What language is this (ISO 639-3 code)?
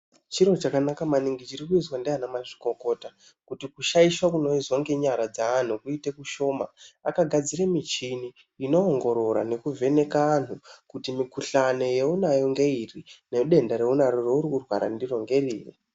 ndc